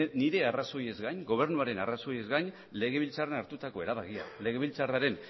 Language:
Basque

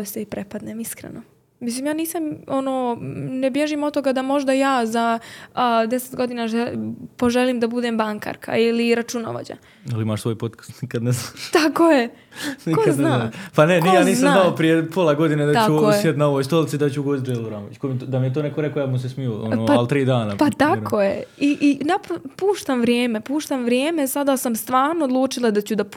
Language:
Croatian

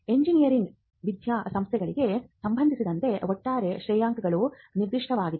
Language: Kannada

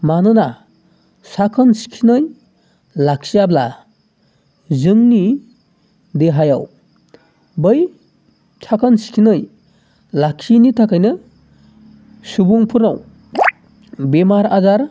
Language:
Bodo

